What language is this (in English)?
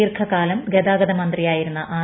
Malayalam